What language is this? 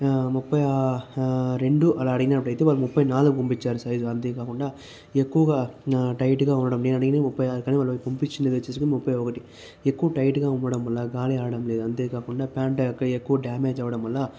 Telugu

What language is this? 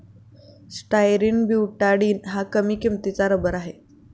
Marathi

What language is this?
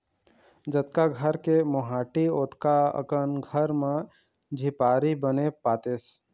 Chhattisgarhi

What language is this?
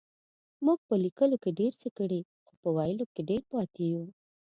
Pashto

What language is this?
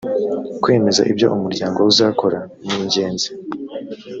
Kinyarwanda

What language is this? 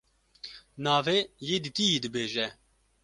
Kurdish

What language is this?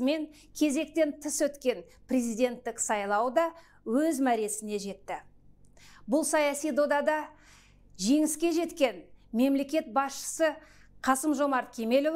Russian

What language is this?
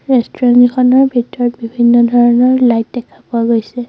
Assamese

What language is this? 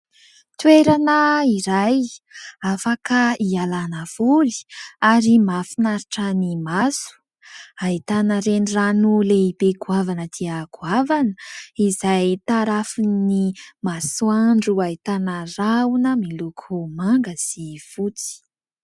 Malagasy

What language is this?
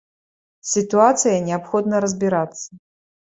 Belarusian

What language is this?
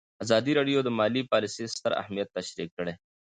Pashto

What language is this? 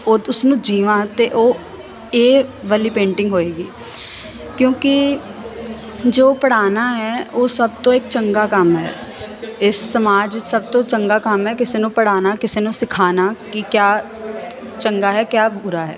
Punjabi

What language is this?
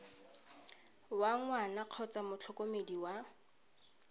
Tswana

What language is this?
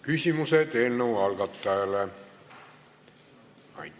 Estonian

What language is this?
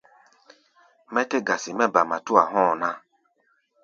Gbaya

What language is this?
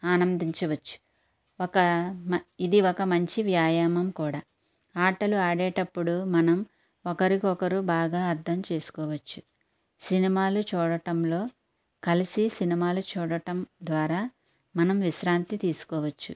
Telugu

